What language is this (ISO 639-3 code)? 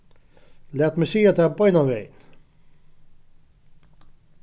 fao